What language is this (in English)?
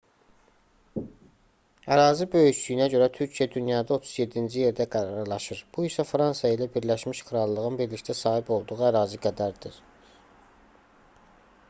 Azerbaijani